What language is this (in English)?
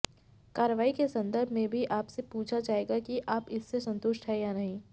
Hindi